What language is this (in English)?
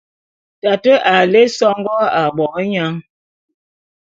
Bulu